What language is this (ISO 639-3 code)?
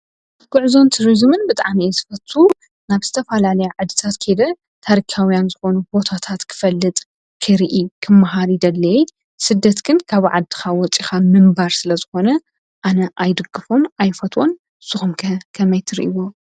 tir